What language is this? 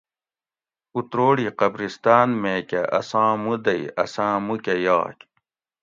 Gawri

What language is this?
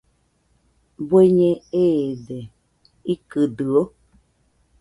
Nüpode Huitoto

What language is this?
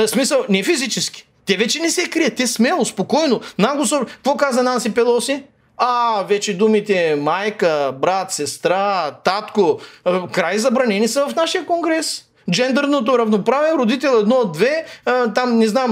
Bulgarian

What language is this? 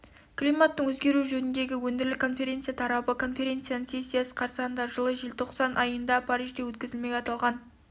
Kazakh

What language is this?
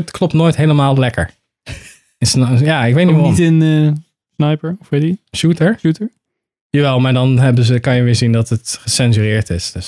Dutch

